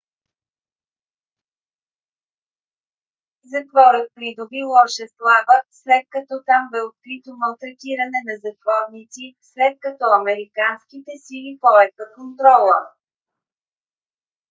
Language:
Bulgarian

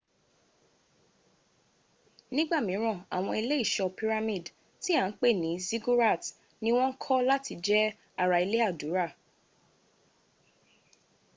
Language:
Yoruba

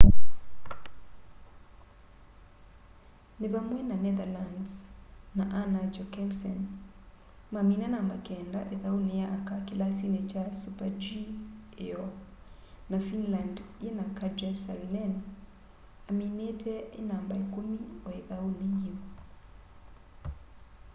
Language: Kamba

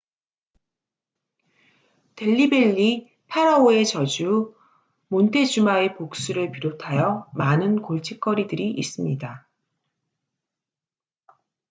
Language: Korean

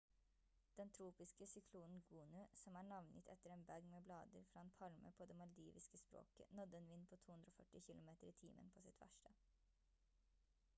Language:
Norwegian Bokmål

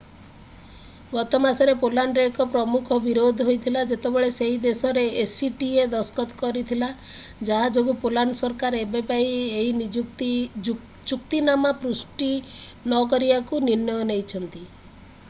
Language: Odia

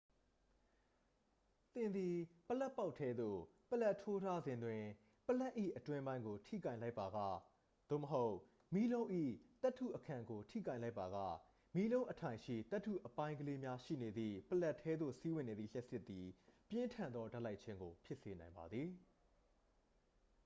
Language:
Burmese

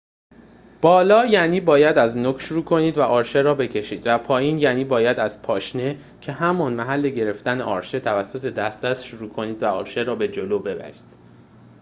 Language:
Persian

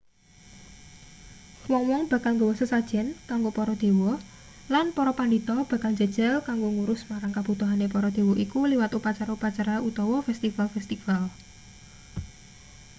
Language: Javanese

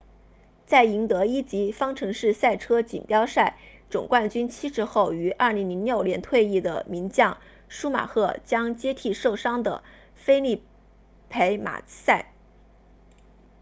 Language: Chinese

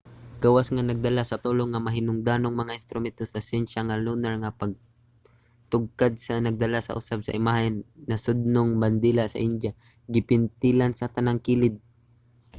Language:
Cebuano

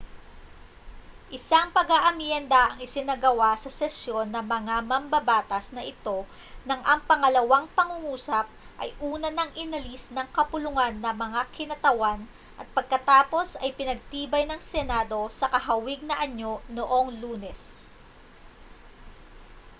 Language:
Filipino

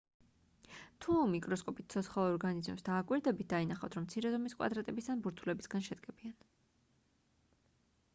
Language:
Georgian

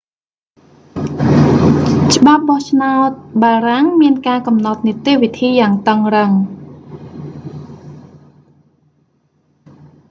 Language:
Khmer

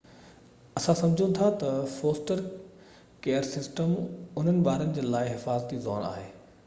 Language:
Sindhi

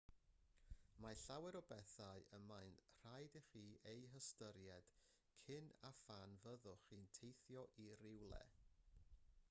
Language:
Welsh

